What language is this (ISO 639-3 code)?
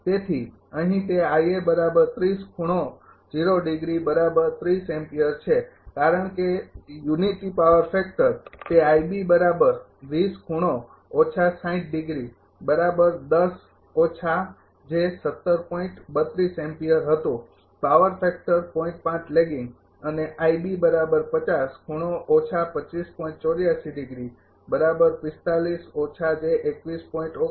guj